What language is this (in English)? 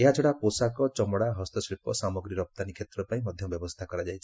Odia